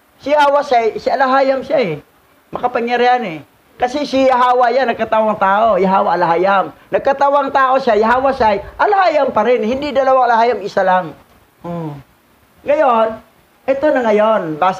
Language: Filipino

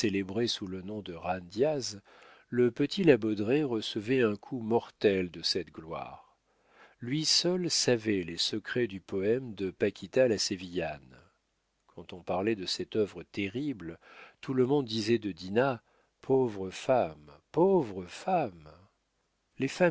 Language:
French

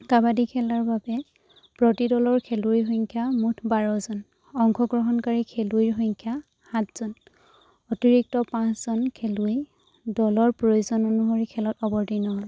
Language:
Assamese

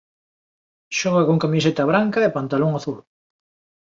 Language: Galician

